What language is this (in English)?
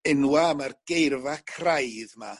Welsh